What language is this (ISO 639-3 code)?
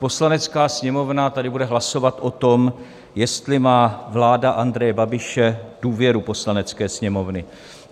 ces